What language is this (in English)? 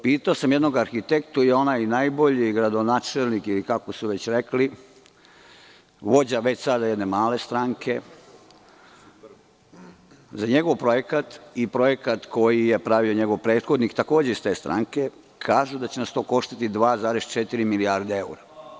Serbian